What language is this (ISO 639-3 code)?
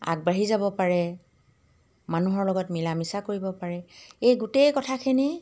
asm